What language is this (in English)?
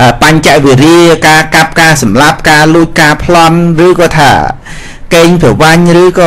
Vietnamese